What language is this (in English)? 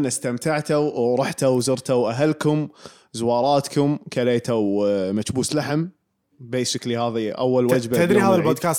Arabic